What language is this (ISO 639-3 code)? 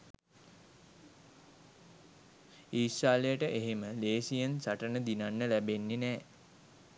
sin